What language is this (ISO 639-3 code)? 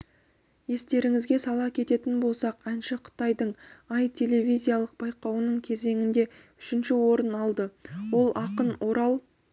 kaz